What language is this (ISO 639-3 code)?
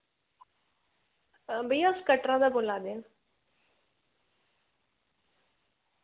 doi